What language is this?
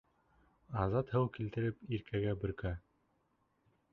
Bashkir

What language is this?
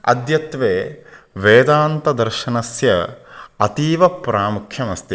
Sanskrit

